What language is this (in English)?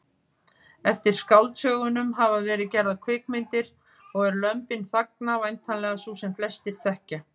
Icelandic